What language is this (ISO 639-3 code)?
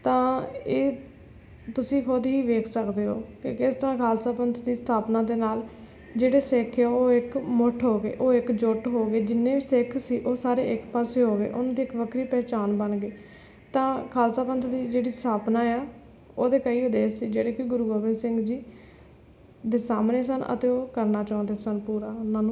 pan